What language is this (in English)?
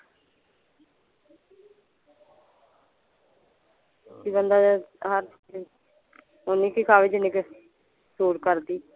Punjabi